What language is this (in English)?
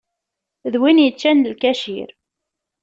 Kabyle